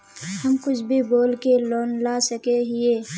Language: Magahi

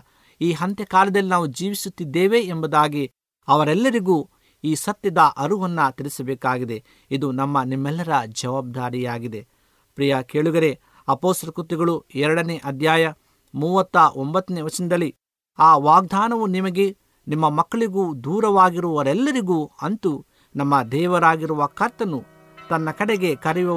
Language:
Kannada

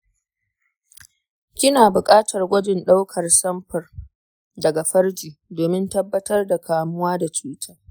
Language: Hausa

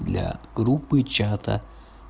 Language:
Russian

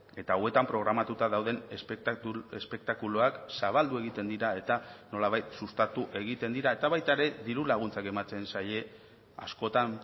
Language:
Basque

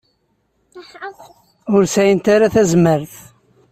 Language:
Kabyle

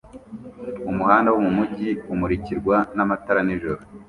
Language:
Kinyarwanda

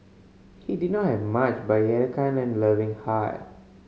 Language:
English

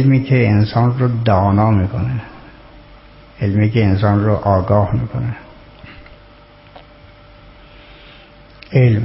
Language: Persian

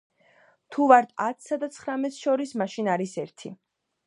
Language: Georgian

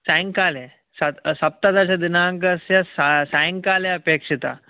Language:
Sanskrit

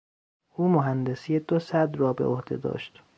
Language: Persian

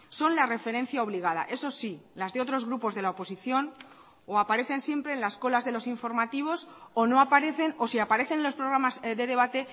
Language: Spanish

